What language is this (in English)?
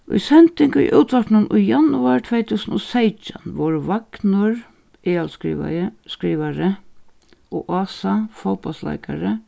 Faroese